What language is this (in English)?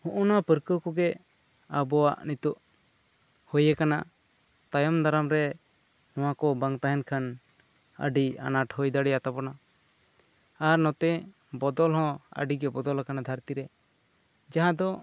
Santali